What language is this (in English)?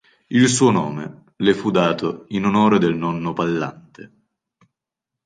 Italian